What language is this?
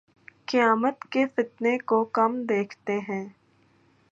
Urdu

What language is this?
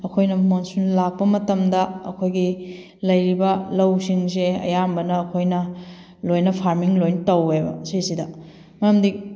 Manipuri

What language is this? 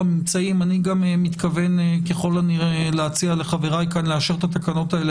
Hebrew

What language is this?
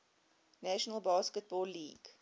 English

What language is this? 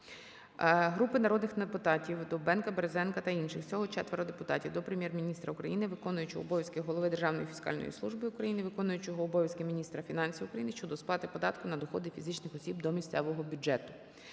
Ukrainian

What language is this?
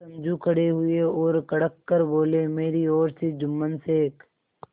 Hindi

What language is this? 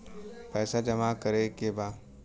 Bhojpuri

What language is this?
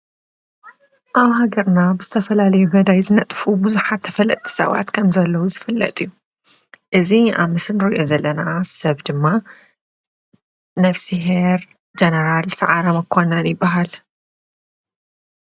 Tigrinya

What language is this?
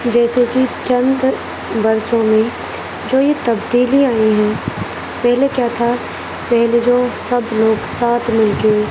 Urdu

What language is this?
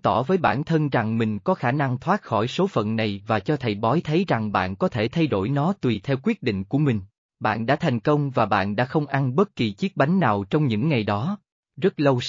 Vietnamese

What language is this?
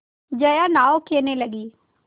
Hindi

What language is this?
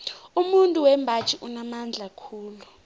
South Ndebele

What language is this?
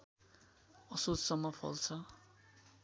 Nepali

